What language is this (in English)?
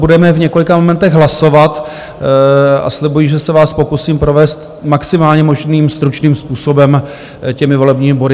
Czech